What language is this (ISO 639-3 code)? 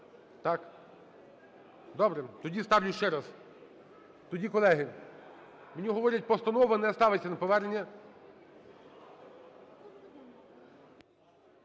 ukr